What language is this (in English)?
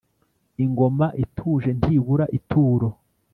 Kinyarwanda